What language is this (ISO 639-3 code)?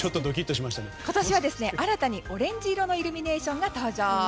jpn